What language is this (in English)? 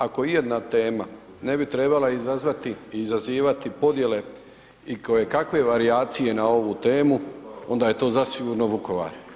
Croatian